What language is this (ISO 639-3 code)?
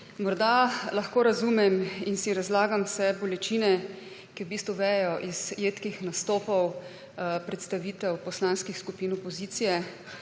slv